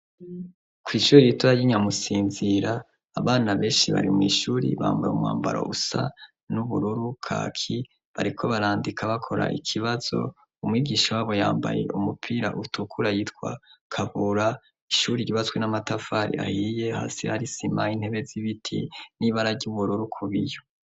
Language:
Rundi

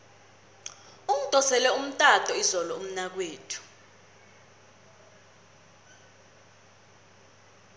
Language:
South Ndebele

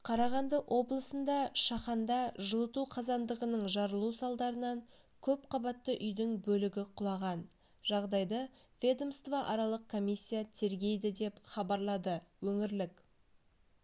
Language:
Kazakh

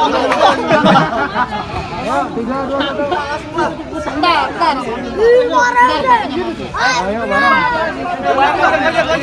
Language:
Indonesian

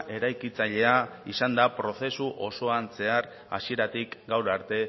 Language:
Basque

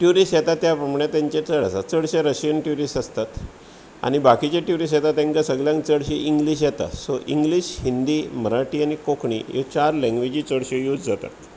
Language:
Konkani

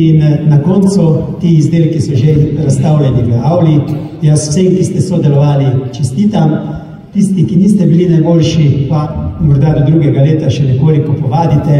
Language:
Romanian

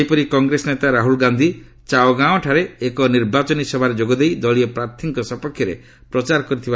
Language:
Odia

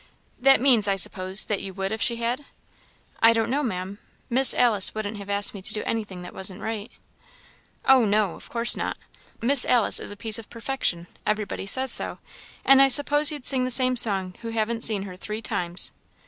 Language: English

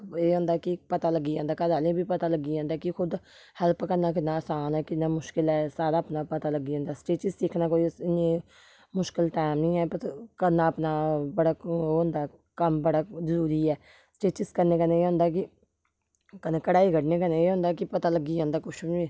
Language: Dogri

